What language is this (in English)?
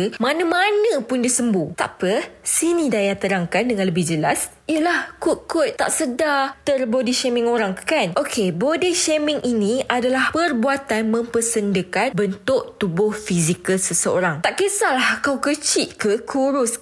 Malay